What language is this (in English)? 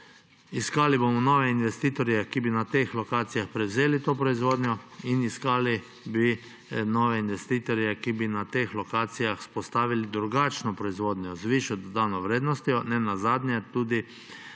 Slovenian